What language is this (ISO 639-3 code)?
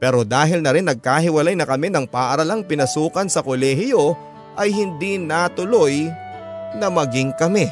fil